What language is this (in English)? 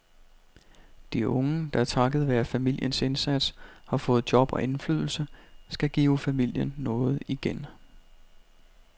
Danish